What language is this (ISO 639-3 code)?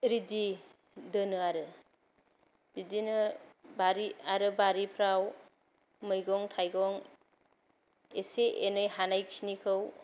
brx